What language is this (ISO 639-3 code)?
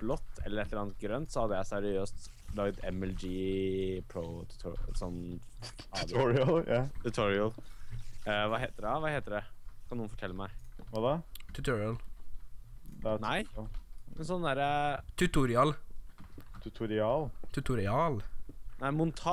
nor